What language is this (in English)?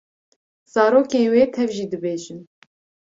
Kurdish